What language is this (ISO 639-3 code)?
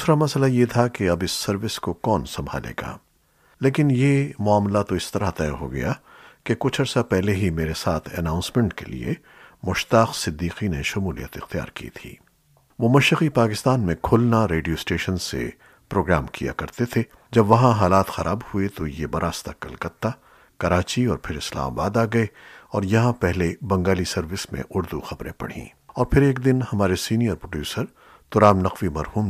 urd